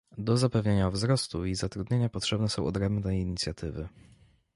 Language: Polish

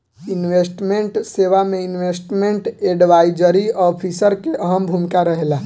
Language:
Bhojpuri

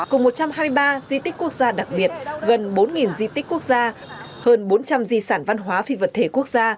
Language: Vietnamese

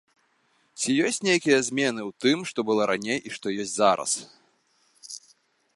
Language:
Belarusian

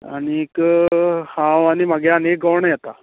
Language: Konkani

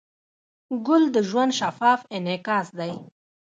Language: Pashto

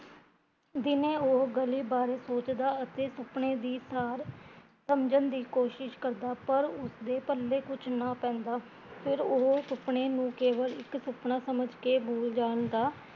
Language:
Punjabi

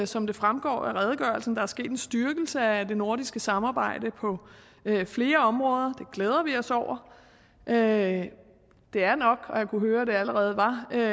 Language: Danish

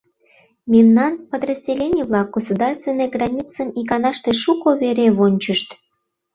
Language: Mari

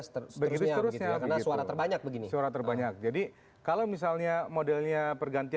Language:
Indonesian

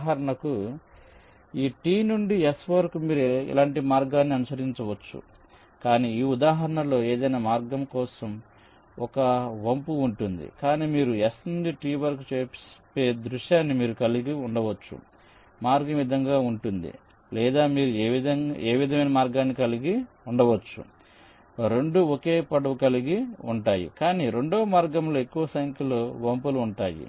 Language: Telugu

